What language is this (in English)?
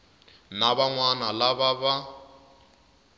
Tsonga